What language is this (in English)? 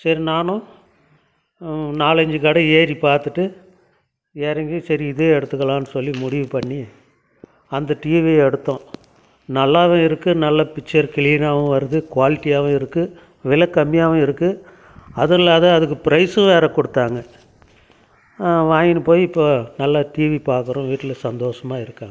Tamil